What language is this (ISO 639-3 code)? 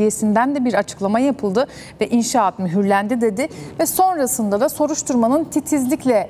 tur